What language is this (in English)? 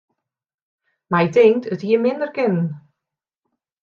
Western Frisian